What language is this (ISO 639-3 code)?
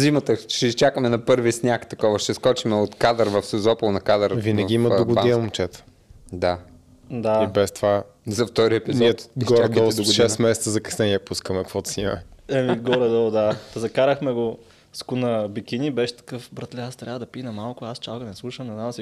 bul